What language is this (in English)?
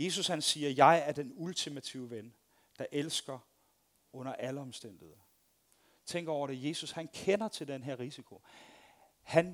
Danish